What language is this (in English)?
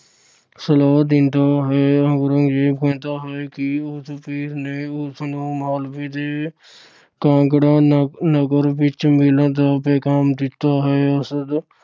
Punjabi